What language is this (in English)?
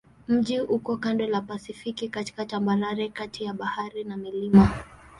Swahili